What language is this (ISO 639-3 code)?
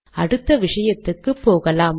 tam